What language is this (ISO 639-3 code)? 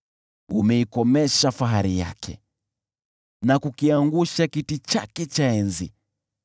swa